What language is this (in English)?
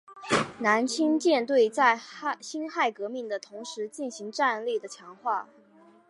Chinese